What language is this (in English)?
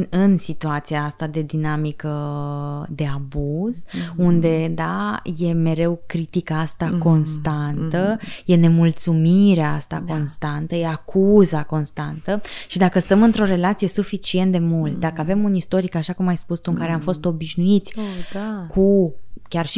Romanian